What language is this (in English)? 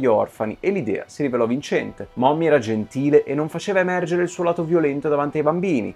Italian